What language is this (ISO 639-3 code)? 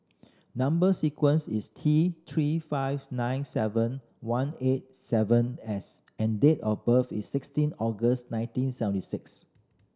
eng